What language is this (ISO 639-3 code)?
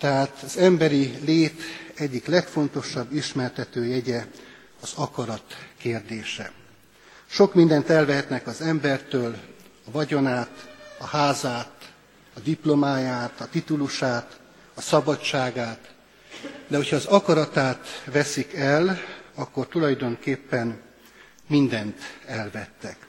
hun